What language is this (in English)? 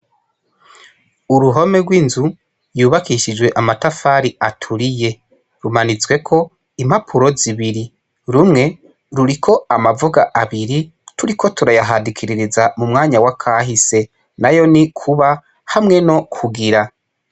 Rundi